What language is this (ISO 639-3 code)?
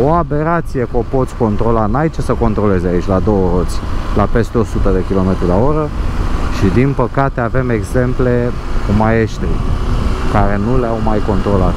ron